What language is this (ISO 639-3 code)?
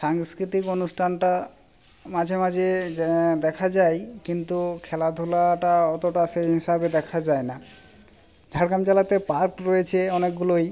ben